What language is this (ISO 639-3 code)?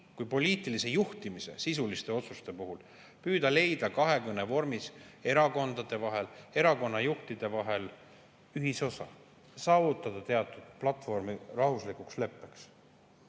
est